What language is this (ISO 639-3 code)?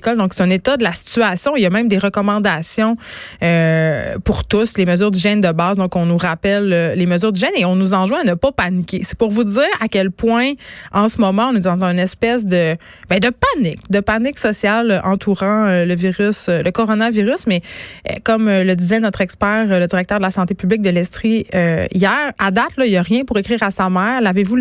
fra